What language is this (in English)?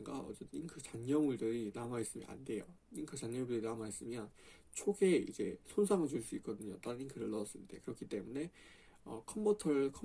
Korean